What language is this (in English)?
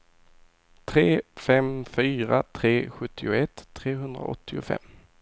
Swedish